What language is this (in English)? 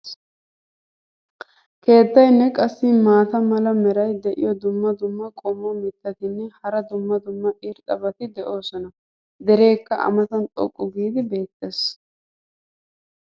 Wolaytta